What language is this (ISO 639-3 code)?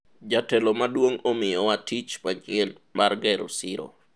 luo